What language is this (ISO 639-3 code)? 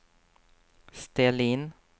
swe